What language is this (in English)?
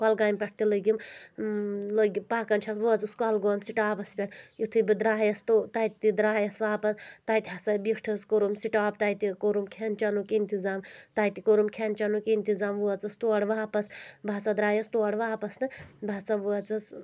Kashmiri